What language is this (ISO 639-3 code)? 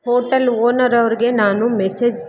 kan